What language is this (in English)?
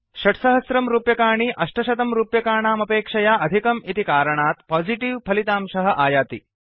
Sanskrit